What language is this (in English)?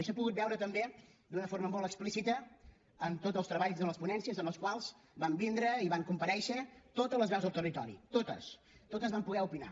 Catalan